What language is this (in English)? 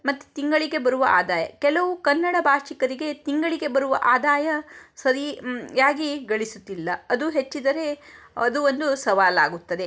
Kannada